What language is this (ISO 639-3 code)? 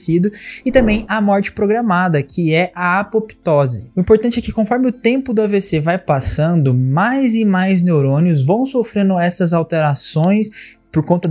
por